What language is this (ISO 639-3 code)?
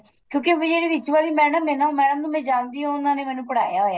pan